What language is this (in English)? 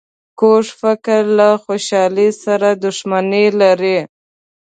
Pashto